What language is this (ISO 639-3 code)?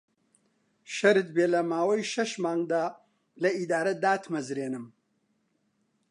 ckb